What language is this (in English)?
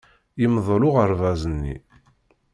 Kabyle